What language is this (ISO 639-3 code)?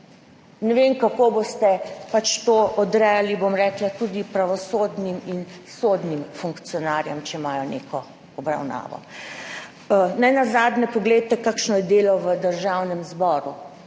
slv